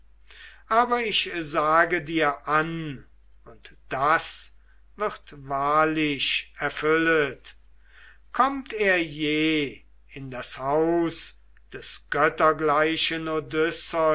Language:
German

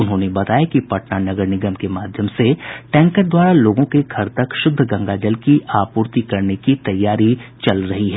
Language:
Hindi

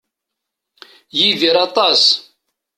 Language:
Kabyle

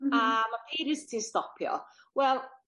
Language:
Welsh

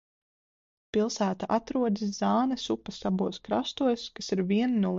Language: Latvian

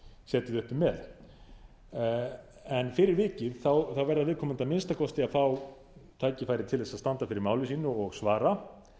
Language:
Icelandic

